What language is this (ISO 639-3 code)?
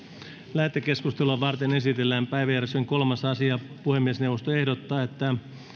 fin